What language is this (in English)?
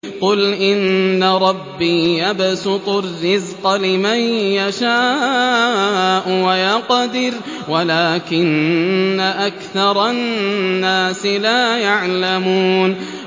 Arabic